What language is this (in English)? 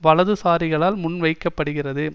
Tamil